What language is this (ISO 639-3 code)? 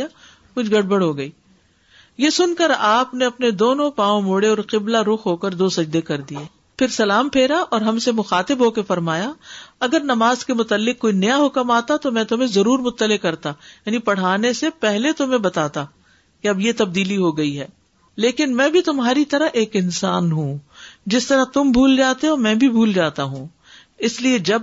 urd